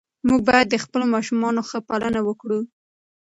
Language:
Pashto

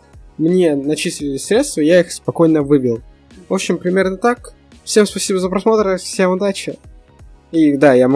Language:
Russian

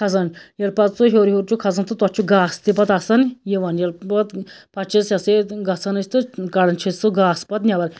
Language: Kashmiri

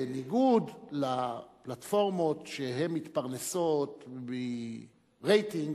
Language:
Hebrew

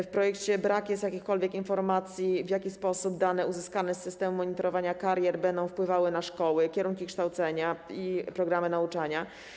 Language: Polish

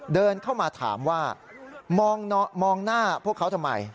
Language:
Thai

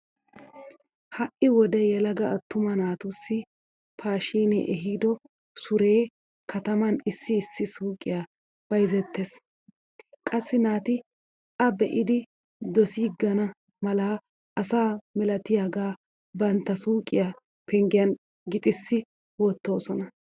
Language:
Wolaytta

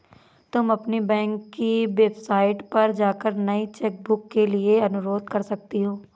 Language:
Hindi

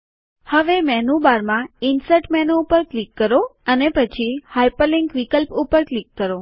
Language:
Gujarati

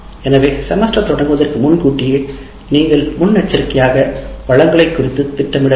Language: Tamil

